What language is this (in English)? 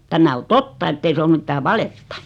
Finnish